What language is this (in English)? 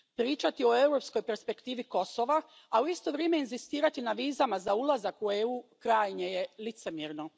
Croatian